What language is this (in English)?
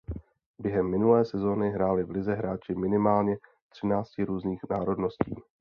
Czech